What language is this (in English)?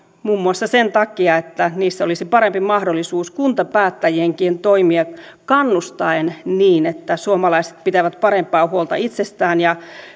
Finnish